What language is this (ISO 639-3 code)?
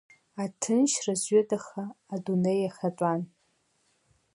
abk